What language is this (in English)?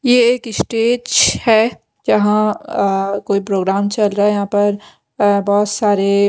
Hindi